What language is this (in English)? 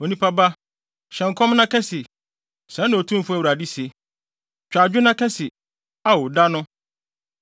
Akan